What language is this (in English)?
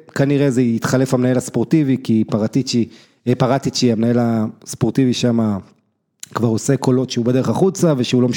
Hebrew